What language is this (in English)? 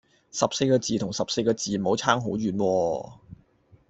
Cantonese